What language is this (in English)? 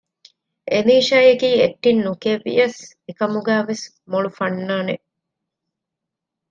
Divehi